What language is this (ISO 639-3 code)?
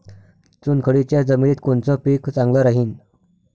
mar